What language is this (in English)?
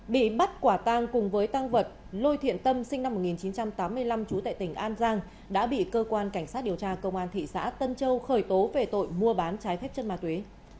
Vietnamese